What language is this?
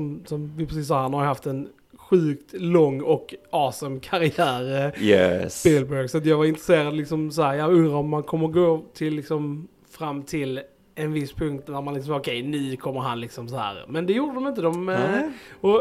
Swedish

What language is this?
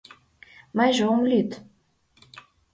Mari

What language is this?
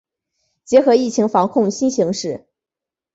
Chinese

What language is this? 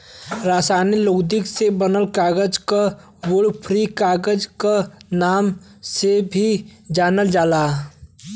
Bhojpuri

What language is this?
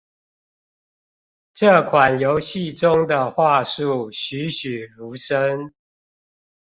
Chinese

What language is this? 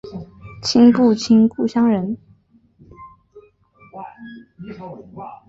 Chinese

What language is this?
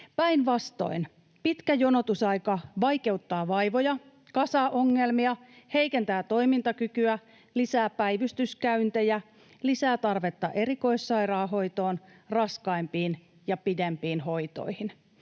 Finnish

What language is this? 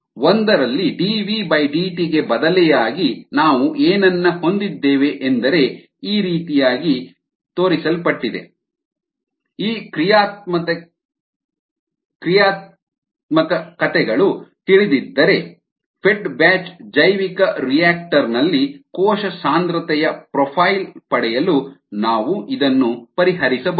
Kannada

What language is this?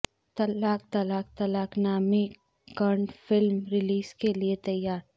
Urdu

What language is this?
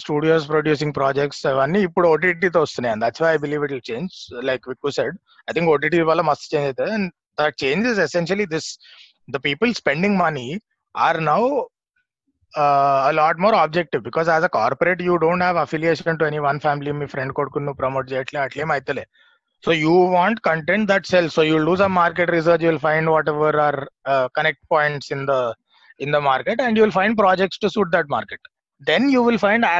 Telugu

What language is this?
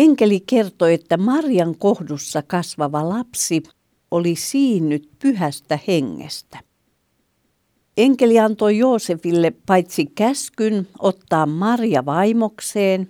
Finnish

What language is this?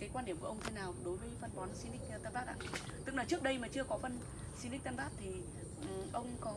Vietnamese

